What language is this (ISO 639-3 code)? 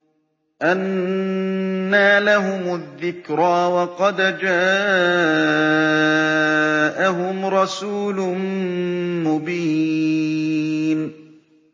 ara